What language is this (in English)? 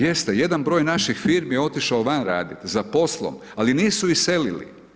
Croatian